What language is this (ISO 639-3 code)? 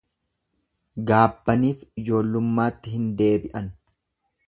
orm